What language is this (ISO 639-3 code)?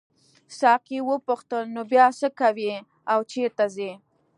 pus